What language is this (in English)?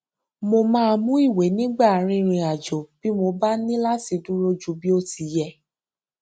Yoruba